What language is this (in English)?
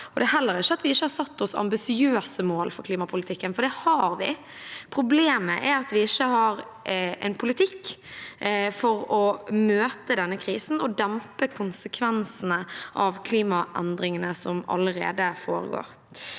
Norwegian